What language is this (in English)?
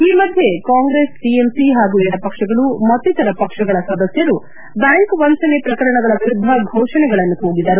Kannada